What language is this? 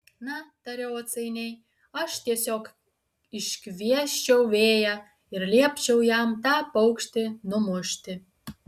Lithuanian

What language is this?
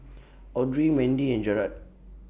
English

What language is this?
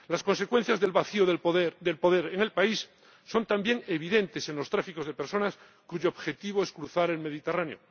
Spanish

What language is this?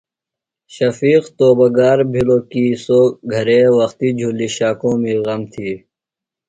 Phalura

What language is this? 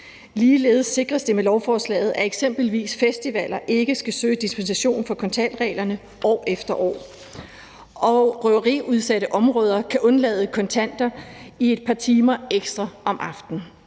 Danish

